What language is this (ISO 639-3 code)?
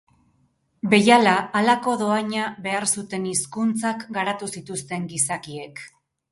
eus